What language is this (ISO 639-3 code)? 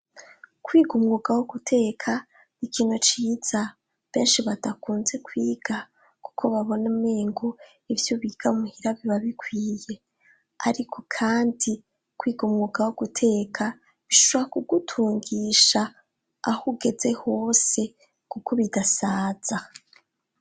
run